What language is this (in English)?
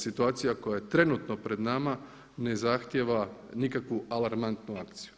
Croatian